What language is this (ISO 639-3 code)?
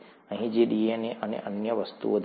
guj